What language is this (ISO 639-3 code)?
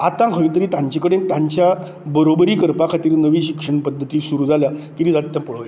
kok